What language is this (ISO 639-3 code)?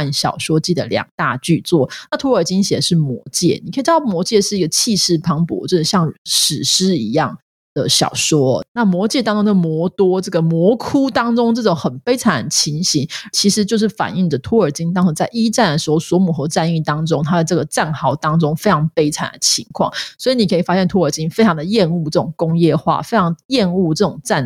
zho